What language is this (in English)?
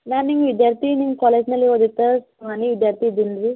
Kannada